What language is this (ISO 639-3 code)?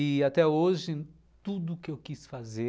por